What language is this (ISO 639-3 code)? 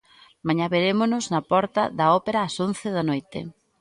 glg